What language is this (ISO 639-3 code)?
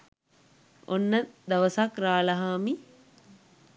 sin